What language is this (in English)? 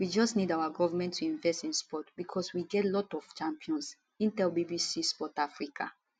Nigerian Pidgin